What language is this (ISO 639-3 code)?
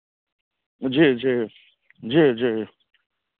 mai